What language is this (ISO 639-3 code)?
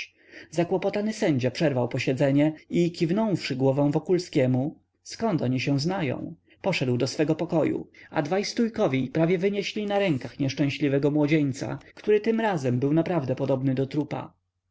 pol